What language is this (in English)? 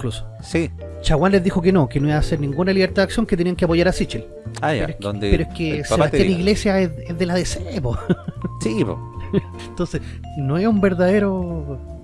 Spanish